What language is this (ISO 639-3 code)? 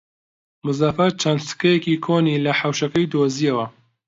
ckb